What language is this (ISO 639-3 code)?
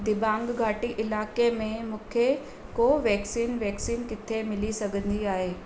snd